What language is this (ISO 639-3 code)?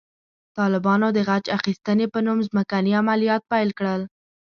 pus